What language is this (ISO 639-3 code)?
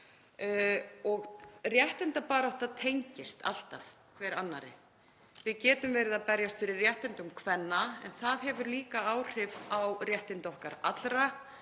isl